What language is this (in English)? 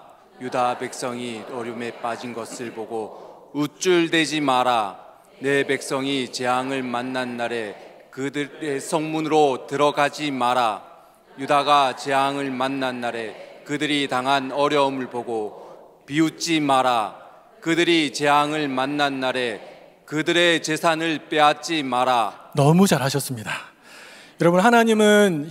Korean